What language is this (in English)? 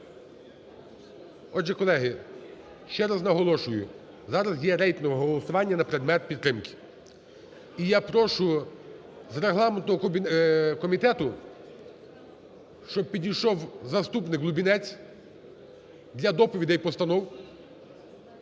Ukrainian